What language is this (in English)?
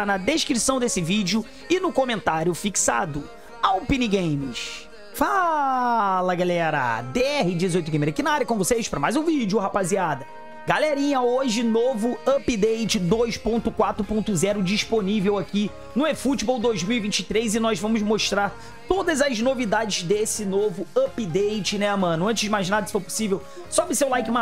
Portuguese